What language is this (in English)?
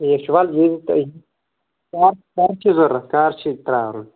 Kashmiri